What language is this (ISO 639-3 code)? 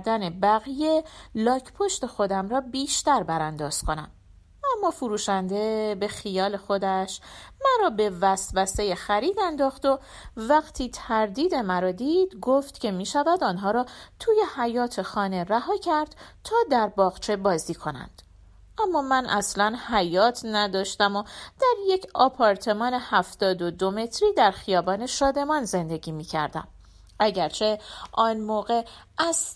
fas